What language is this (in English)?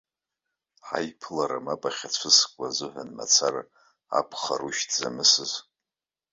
Abkhazian